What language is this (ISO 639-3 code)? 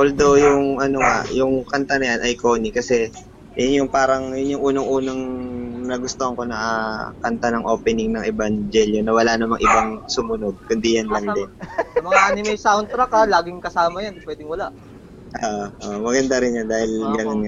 fil